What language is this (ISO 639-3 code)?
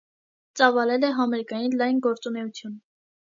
hye